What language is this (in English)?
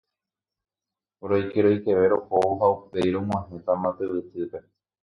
Guarani